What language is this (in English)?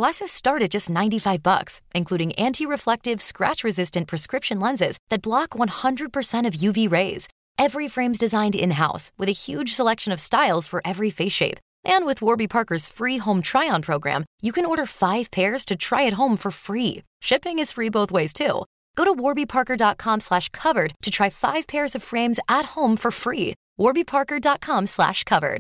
Filipino